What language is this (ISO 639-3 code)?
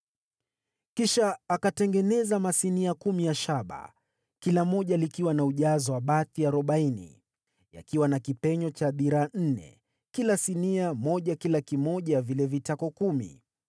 swa